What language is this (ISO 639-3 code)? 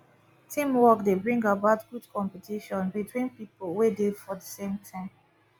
pcm